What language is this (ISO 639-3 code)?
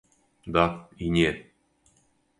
srp